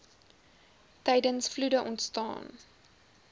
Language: Afrikaans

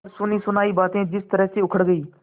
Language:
Hindi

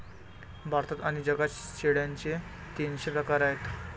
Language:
Marathi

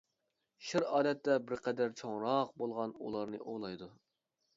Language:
Uyghur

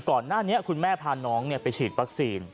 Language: Thai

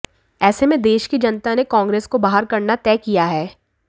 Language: Hindi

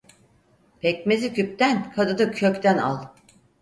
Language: Turkish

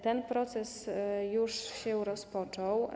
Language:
Polish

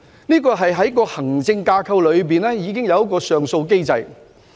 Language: Cantonese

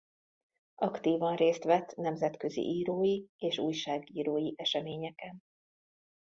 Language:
Hungarian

